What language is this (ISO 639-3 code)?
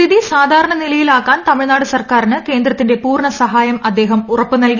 mal